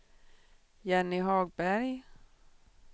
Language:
Swedish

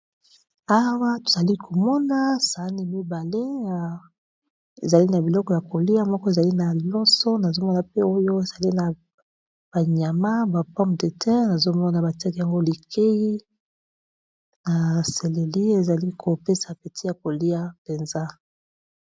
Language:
Lingala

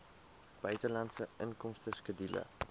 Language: Afrikaans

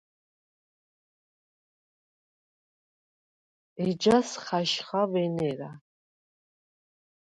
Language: Svan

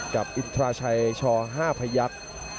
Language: Thai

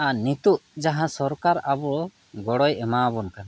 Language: Santali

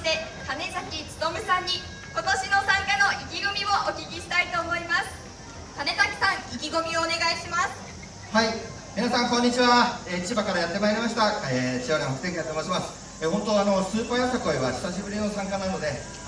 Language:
Japanese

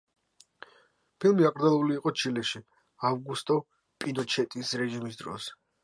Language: Georgian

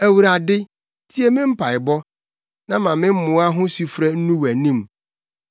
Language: Akan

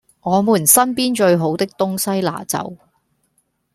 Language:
Cantonese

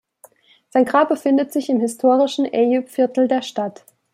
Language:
German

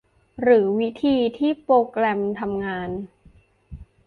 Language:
Thai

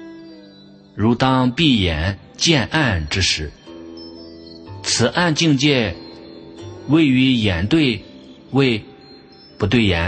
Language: Chinese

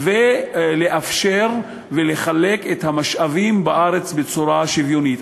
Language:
Hebrew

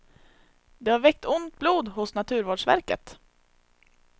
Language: Swedish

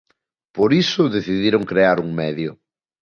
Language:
Galician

